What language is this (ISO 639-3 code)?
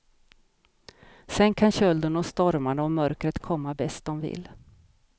swe